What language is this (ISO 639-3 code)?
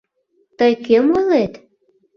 chm